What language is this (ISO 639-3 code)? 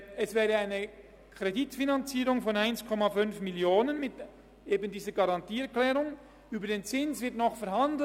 gsw